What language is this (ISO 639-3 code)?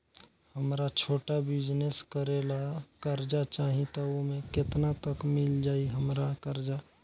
bho